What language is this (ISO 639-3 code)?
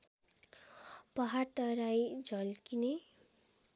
nep